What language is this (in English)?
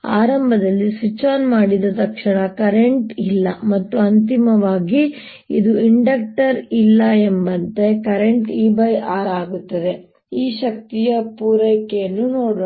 Kannada